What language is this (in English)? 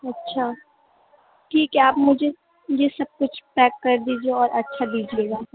Urdu